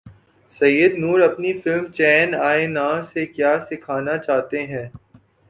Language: Urdu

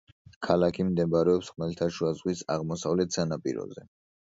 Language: Georgian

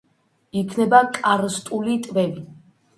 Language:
Georgian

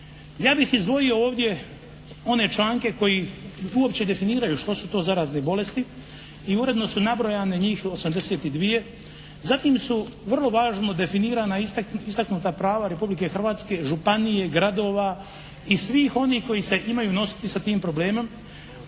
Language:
Croatian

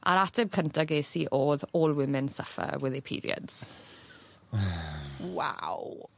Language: Welsh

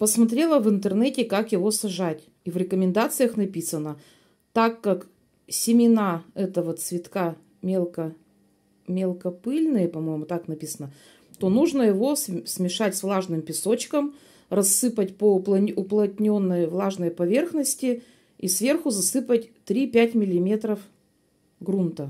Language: Russian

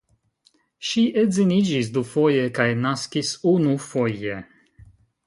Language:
Esperanto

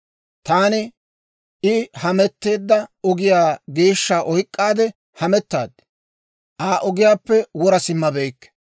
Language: Dawro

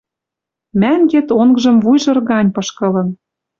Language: Western Mari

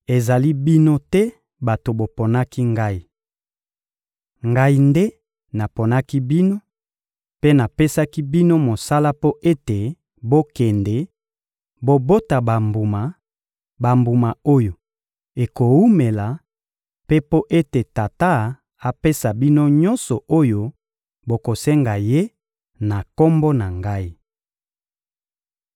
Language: Lingala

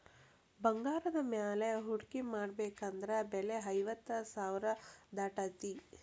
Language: Kannada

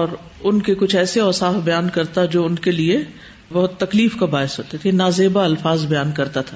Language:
Urdu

